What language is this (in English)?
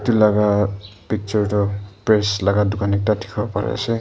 Naga Pidgin